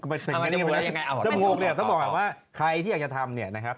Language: Thai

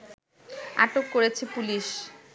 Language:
Bangla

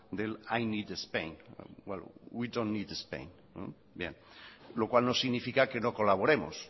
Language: Spanish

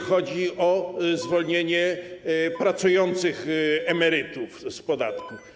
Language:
Polish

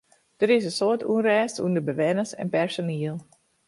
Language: Western Frisian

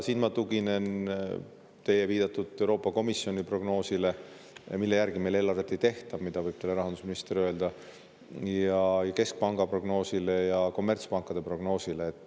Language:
Estonian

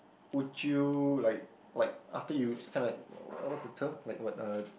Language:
English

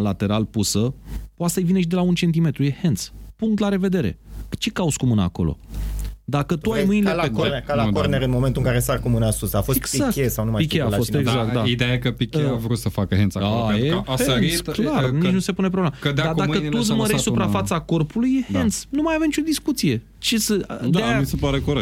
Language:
Romanian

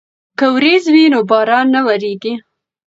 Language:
Pashto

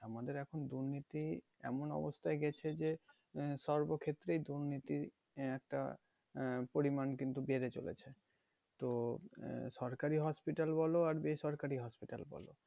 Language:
Bangla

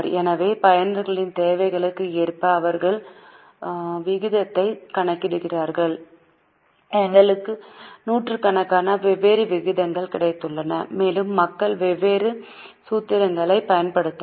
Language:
Tamil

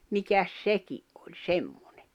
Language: Finnish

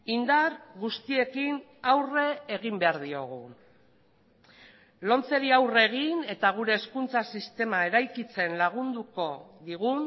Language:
Basque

